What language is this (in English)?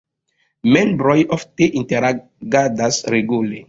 Esperanto